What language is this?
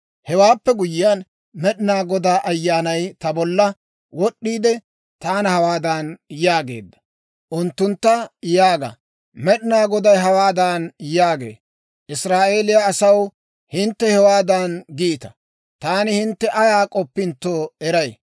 Dawro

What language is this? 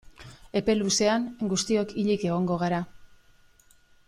Basque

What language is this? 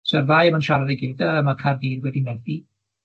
Welsh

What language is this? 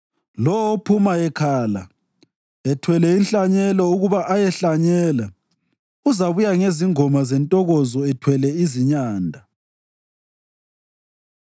North Ndebele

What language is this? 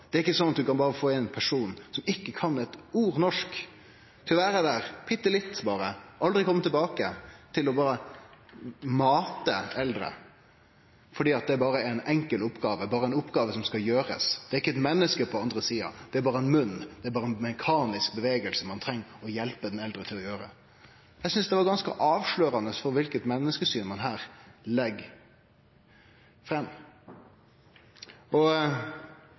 Norwegian Nynorsk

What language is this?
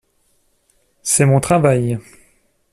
French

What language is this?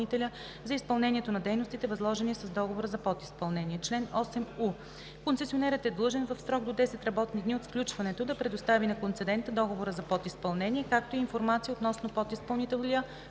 Bulgarian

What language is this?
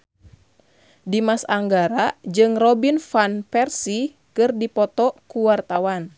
Sundanese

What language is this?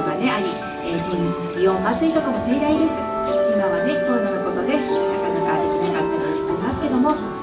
Japanese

